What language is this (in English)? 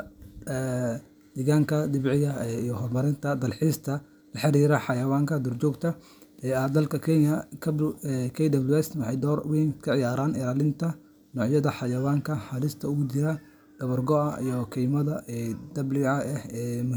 Somali